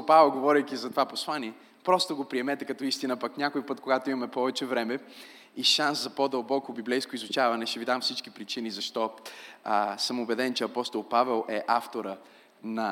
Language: Bulgarian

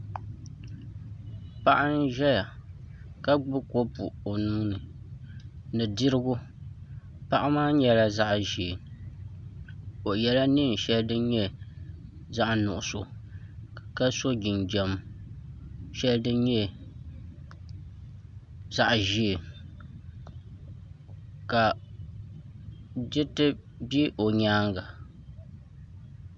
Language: Dagbani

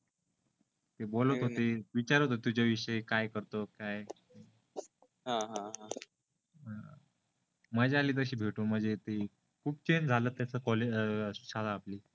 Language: Marathi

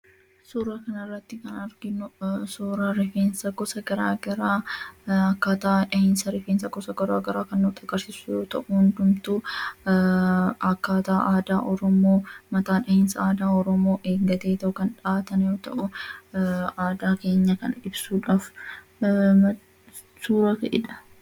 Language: Oromo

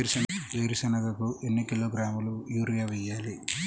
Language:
Telugu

